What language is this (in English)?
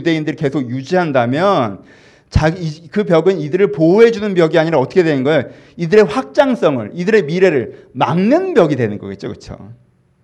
Korean